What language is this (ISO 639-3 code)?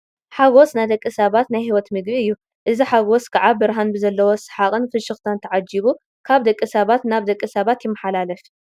tir